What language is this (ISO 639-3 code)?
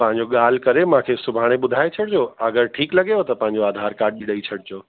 snd